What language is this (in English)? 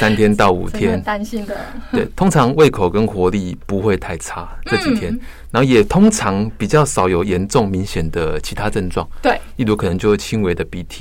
Chinese